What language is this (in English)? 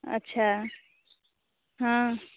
Maithili